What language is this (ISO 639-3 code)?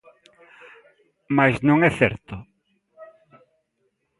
glg